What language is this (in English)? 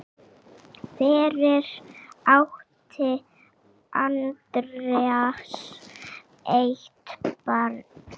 Icelandic